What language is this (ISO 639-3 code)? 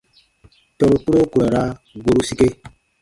bba